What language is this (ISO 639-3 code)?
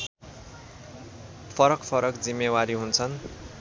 nep